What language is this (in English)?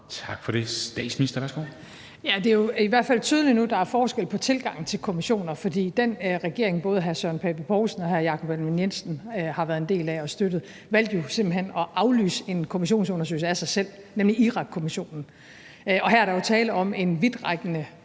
Danish